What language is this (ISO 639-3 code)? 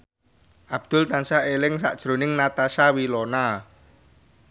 jav